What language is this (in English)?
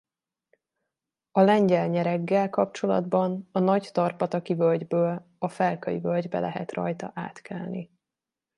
Hungarian